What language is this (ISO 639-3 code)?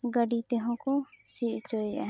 sat